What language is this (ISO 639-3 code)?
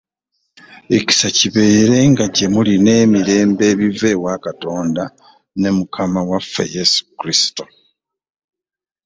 lug